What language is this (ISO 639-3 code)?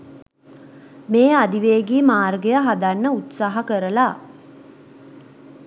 sin